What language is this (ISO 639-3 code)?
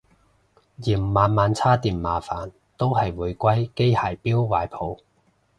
yue